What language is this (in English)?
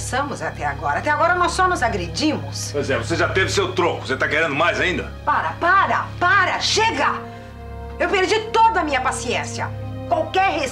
Portuguese